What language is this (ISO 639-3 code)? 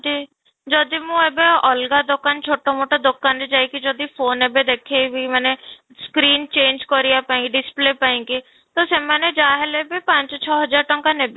ori